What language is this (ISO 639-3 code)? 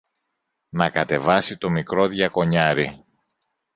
ell